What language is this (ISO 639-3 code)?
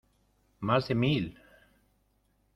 spa